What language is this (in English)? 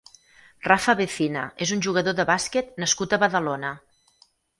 Catalan